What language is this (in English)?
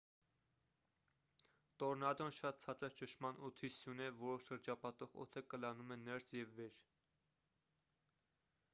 Armenian